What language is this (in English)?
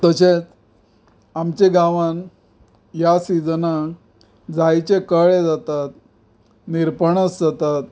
Konkani